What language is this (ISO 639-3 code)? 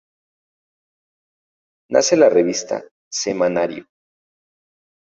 spa